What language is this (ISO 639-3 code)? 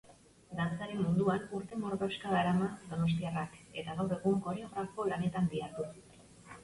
eus